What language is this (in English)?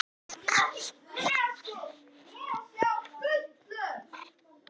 Icelandic